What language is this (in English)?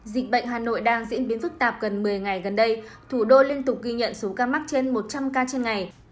Vietnamese